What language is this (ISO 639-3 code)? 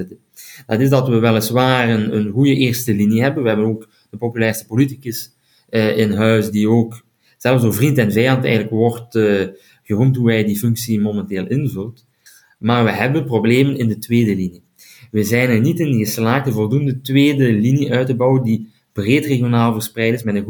nld